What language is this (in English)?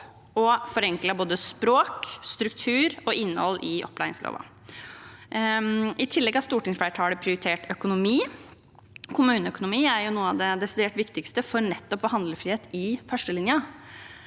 Norwegian